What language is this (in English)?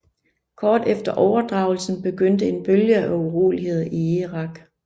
Danish